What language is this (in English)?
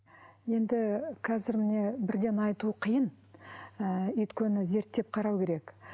Kazakh